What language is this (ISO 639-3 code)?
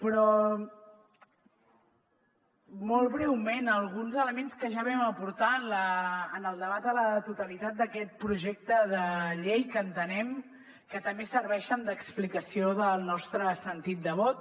cat